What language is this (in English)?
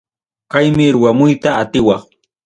Ayacucho Quechua